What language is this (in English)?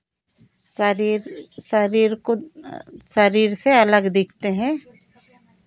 Hindi